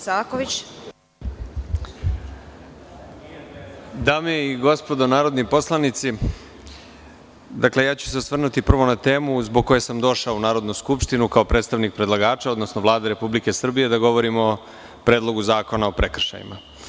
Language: Serbian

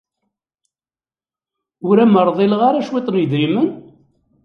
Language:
Kabyle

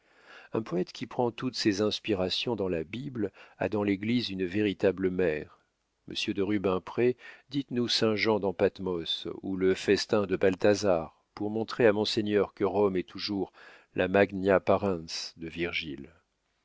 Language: French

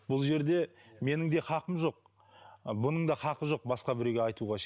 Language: Kazakh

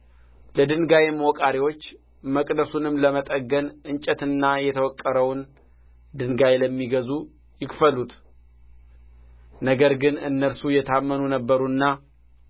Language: Amharic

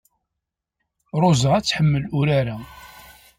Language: Kabyle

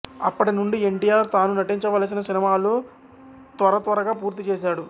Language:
Telugu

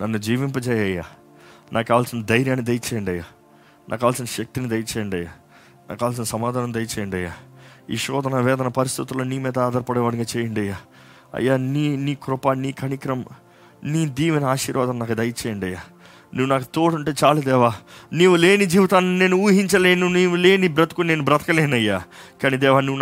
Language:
Telugu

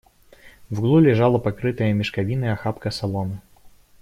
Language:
Russian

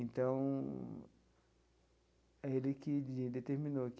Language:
Portuguese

